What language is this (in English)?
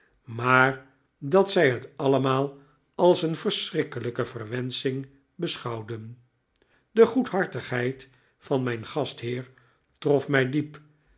Dutch